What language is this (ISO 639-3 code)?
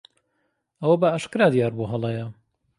ckb